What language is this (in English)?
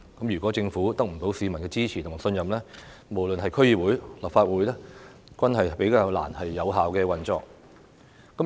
Cantonese